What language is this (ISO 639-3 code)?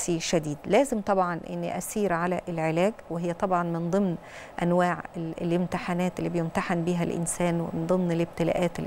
ara